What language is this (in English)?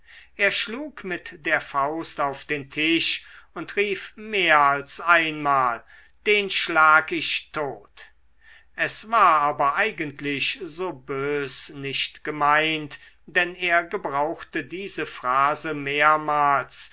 German